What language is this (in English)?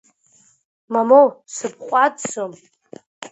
Abkhazian